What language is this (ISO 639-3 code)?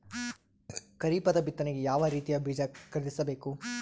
kan